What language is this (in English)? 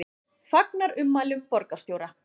Icelandic